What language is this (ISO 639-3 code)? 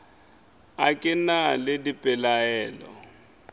nso